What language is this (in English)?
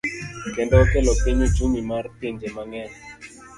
Luo (Kenya and Tanzania)